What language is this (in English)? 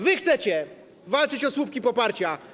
Polish